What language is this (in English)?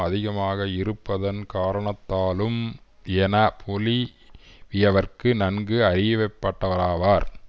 Tamil